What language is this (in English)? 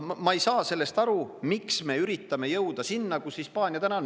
Estonian